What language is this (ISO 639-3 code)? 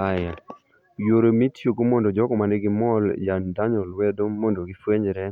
luo